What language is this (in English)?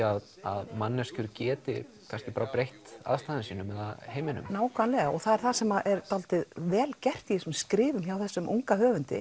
Icelandic